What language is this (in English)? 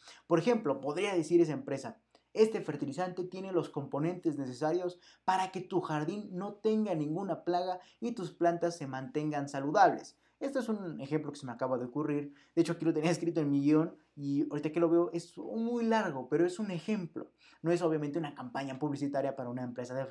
Spanish